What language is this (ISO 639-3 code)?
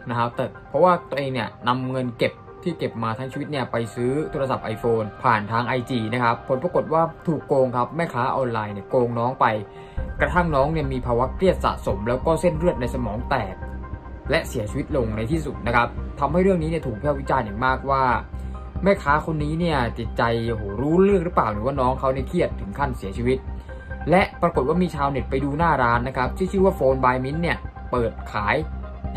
tha